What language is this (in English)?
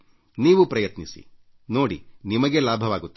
Kannada